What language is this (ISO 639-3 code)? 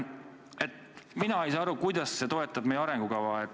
est